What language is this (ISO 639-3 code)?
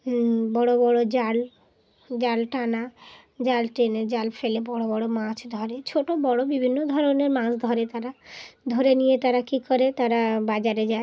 ben